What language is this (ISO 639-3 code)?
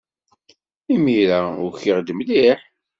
kab